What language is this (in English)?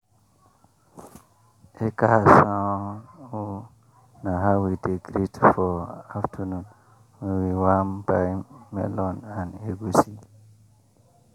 Nigerian Pidgin